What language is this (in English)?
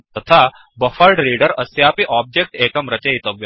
Sanskrit